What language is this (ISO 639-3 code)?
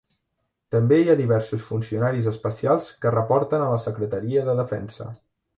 cat